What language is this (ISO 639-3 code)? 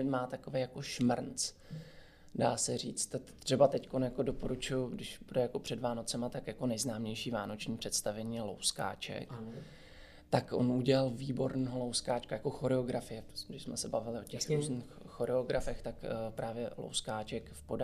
ces